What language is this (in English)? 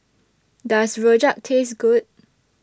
English